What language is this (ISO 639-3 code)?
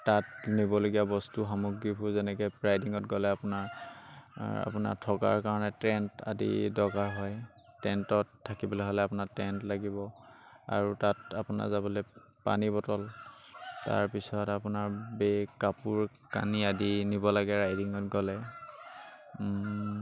asm